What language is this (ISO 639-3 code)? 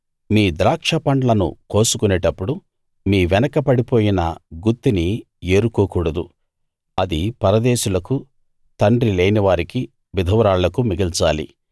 tel